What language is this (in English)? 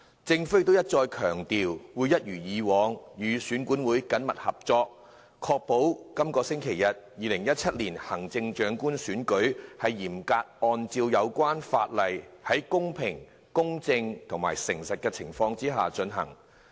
Cantonese